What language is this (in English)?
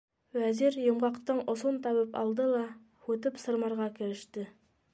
Bashkir